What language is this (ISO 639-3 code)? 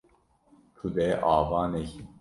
kur